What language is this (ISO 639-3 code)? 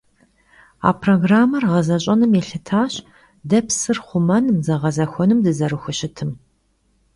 kbd